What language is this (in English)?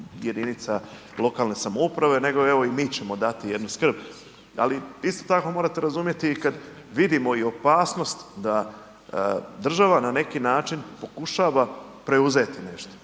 Croatian